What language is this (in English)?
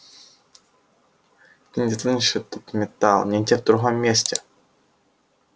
Russian